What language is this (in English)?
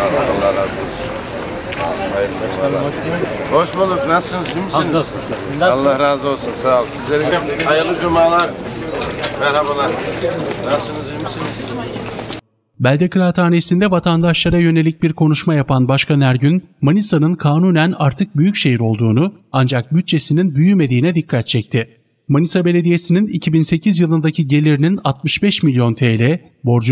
Turkish